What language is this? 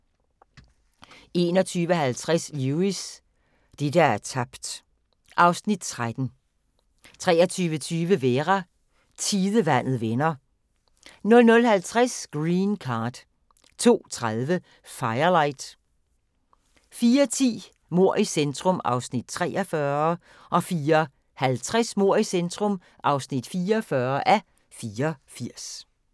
Danish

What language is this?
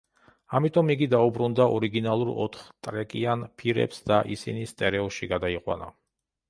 Georgian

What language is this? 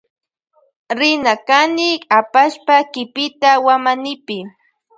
Loja Highland Quichua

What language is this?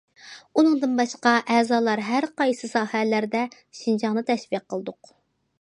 Uyghur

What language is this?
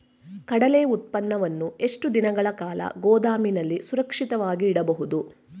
Kannada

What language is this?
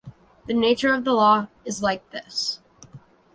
English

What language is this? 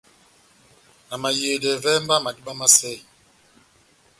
Batanga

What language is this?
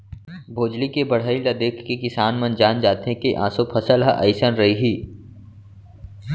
Chhattisgarhi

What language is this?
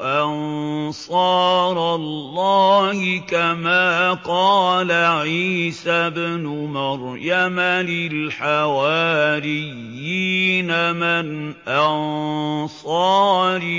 Arabic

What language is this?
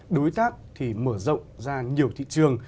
Vietnamese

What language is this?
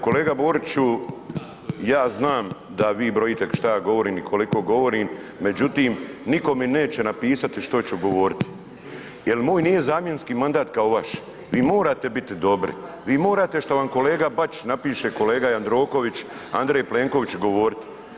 Croatian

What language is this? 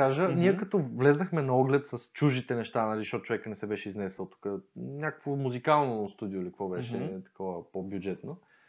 Bulgarian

